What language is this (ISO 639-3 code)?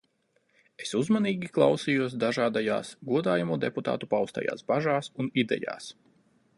lav